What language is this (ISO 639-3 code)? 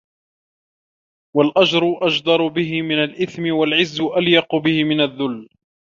ara